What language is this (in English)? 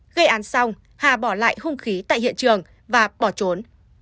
Vietnamese